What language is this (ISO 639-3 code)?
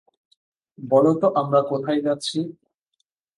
ben